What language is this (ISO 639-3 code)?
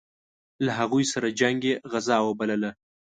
pus